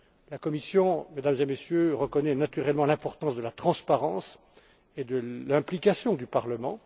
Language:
French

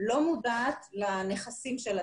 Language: Hebrew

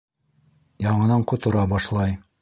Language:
Bashkir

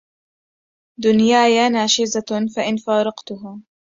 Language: Arabic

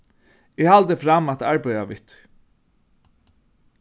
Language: Faroese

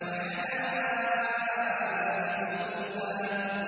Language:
Arabic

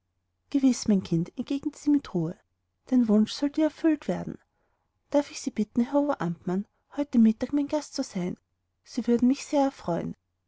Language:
German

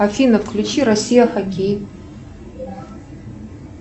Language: Russian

